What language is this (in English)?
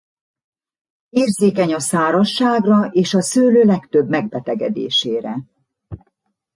Hungarian